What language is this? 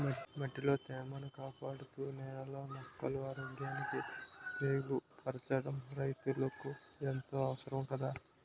Telugu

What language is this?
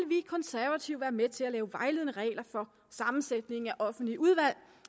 Danish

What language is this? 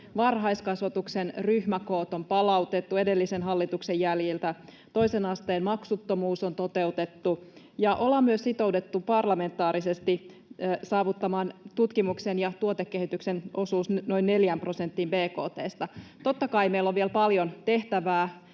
Finnish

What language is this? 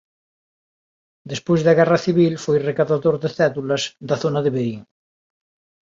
Galician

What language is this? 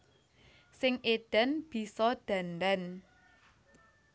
Javanese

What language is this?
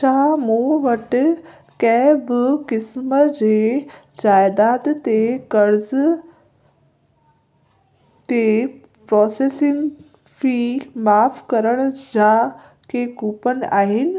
Sindhi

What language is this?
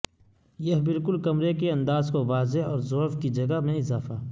Urdu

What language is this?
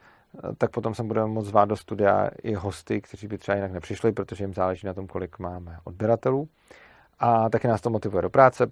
Czech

